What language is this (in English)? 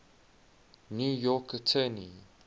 English